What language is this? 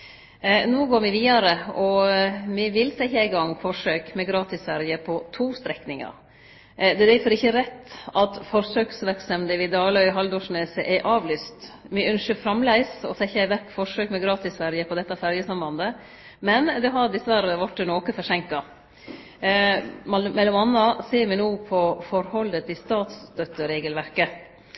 Norwegian Nynorsk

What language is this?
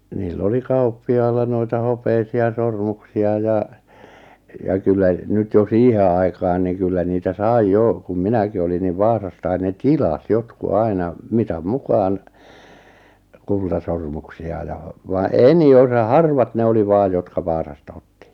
Finnish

